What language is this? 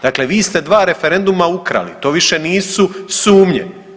Croatian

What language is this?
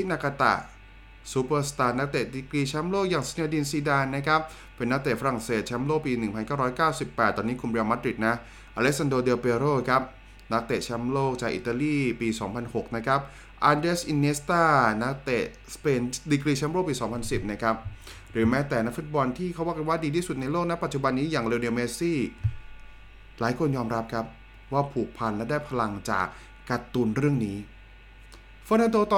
Thai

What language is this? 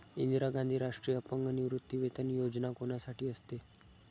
Marathi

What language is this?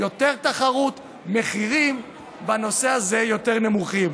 Hebrew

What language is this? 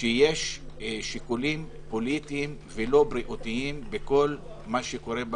Hebrew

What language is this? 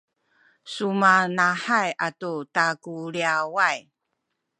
Sakizaya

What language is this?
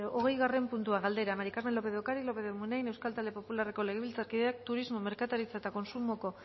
Basque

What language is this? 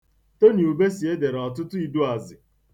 Igbo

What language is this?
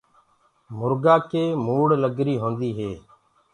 Gurgula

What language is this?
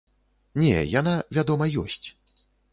Belarusian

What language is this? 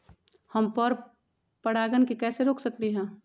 Magahi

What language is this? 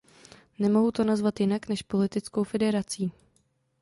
Czech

